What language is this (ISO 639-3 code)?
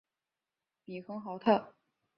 zho